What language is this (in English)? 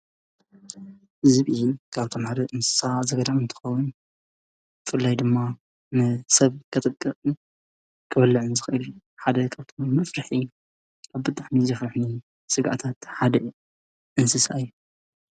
Tigrinya